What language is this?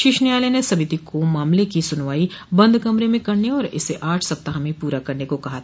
Hindi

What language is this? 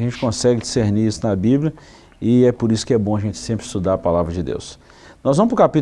Portuguese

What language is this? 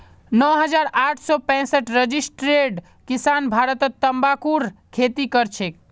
Magahi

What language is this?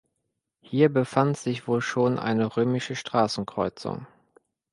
German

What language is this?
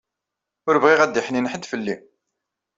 Kabyle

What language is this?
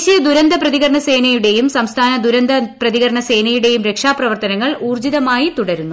Malayalam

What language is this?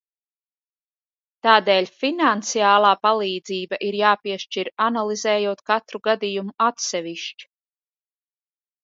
Latvian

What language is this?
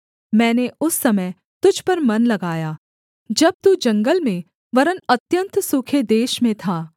Hindi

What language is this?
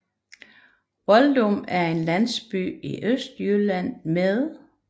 Danish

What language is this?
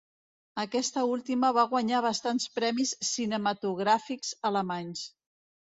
Catalan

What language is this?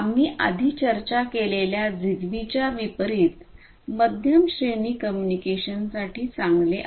Marathi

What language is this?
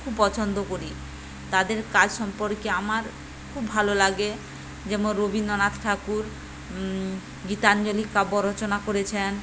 Bangla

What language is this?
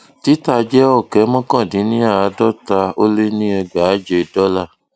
Yoruba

